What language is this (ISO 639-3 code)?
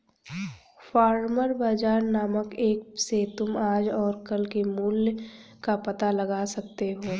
hin